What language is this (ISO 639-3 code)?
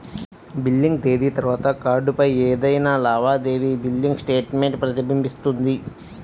tel